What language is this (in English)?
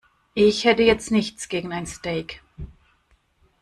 German